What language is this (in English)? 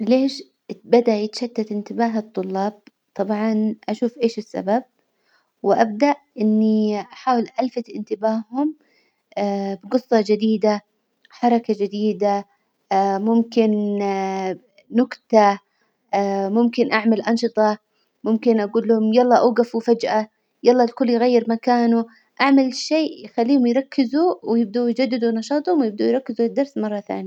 Hijazi Arabic